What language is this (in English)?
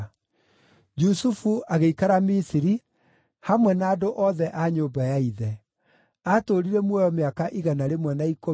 Kikuyu